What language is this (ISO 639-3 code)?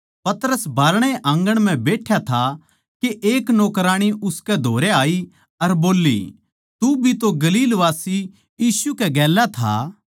bgc